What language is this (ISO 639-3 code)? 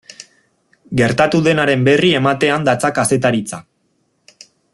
eus